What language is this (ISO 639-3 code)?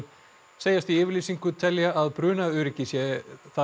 isl